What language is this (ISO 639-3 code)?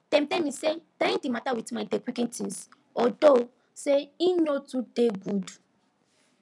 pcm